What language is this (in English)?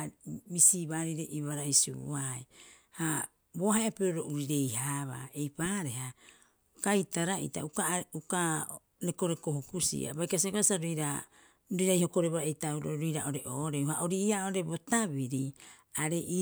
Rapoisi